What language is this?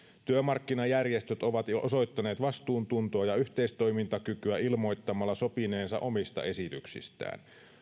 Finnish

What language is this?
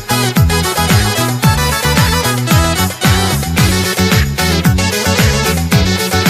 Romanian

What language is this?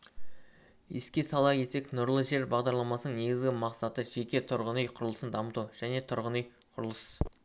Kazakh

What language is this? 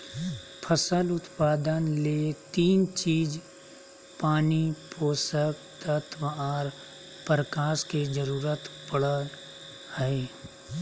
Magahi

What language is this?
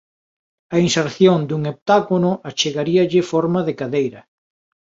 Galician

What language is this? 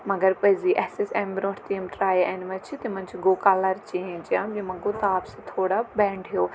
Kashmiri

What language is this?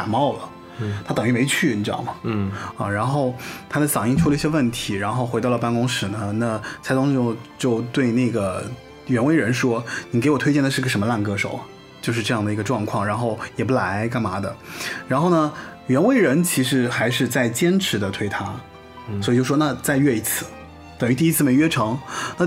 Chinese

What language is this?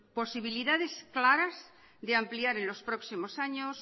Spanish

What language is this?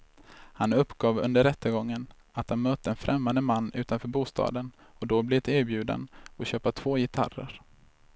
Swedish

